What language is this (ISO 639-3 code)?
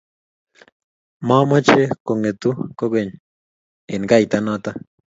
kln